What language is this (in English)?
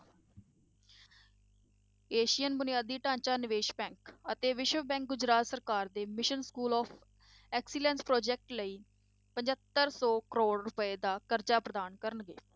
Punjabi